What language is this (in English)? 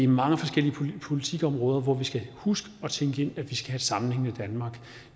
Danish